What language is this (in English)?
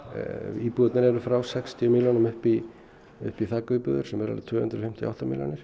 Icelandic